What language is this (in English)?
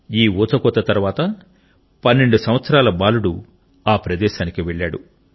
Telugu